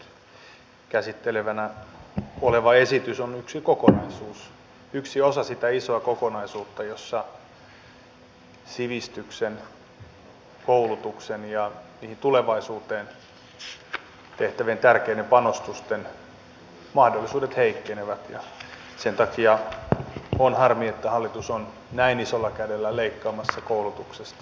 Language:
Finnish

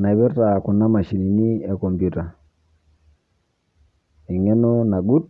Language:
Masai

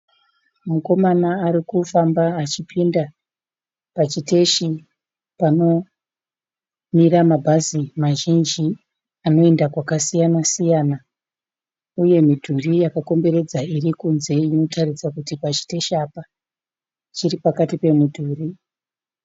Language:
Shona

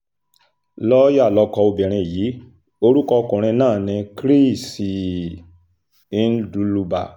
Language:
Yoruba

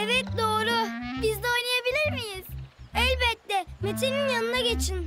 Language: Turkish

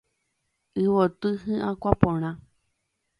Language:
Guarani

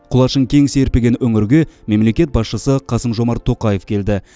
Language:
Kazakh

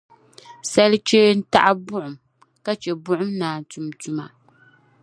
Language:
Dagbani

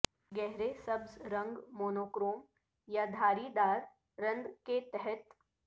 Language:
Urdu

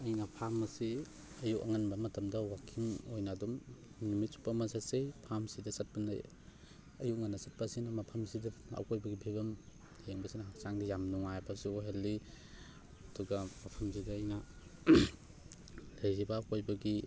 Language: Manipuri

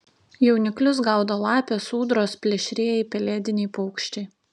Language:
Lithuanian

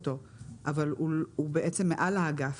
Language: Hebrew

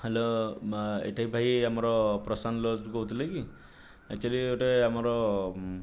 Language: Odia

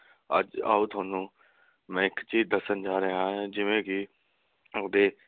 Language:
Punjabi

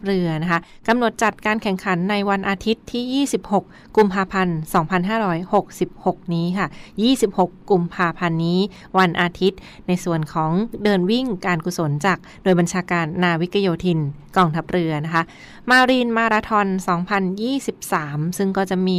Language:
Thai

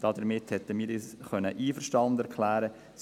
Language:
Swiss German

